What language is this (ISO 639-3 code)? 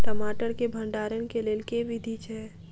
mai